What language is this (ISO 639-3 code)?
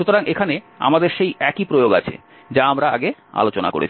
ben